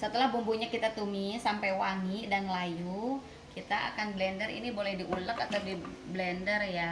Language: Indonesian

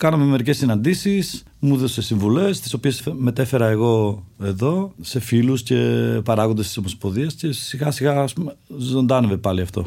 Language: Greek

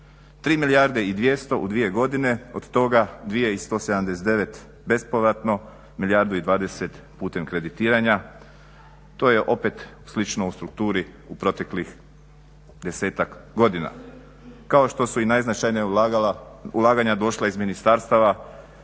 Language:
Croatian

